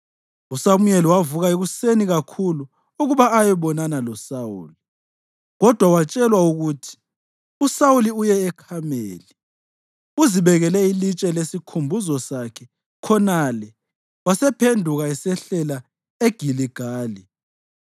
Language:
North Ndebele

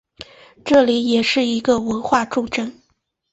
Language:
Chinese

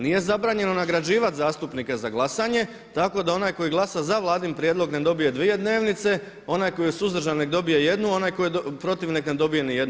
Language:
Croatian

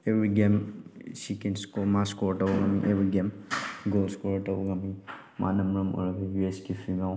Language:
Manipuri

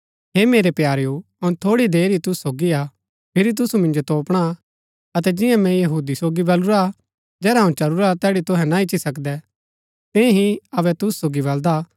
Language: Gaddi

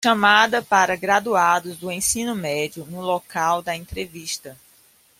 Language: Portuguese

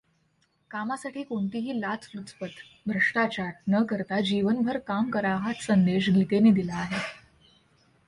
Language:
Marathi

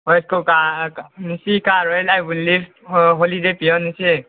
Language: Manipuri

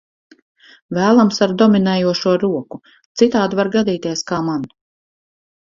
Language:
Latvian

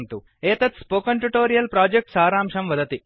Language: Sanskrit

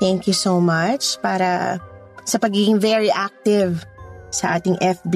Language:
Filipino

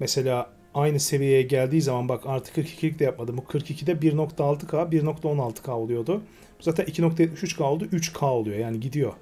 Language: Turkish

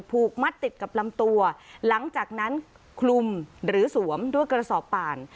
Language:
Thai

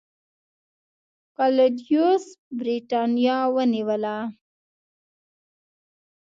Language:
Pashto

